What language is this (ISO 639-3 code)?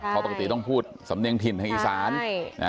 tha